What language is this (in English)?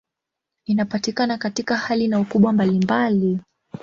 Swahili